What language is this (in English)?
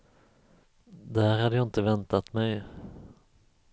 Swedish